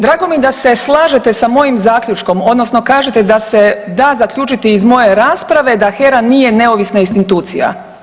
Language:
Croatian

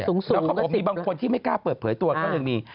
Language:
Thai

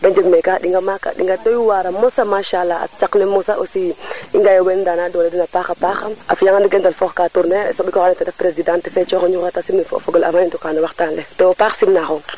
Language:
Serer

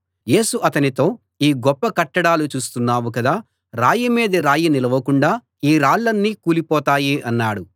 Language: Telugu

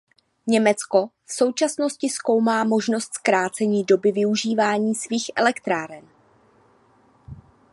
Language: Czech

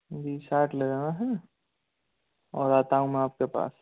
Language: Hindi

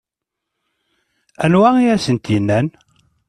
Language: Kabyle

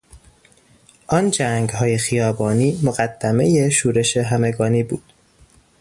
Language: Persian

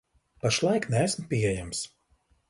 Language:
Latvian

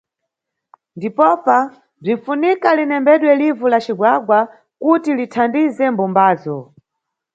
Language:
Nyungwe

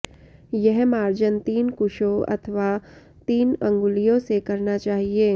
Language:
Sanskrit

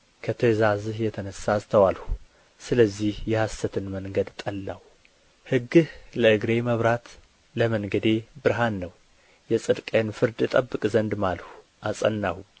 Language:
Amharic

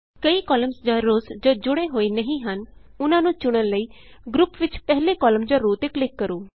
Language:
Punjabi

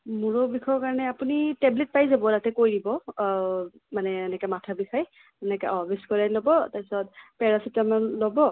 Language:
Assamese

